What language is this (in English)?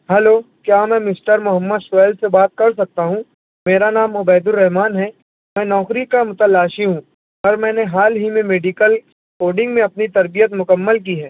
Urdu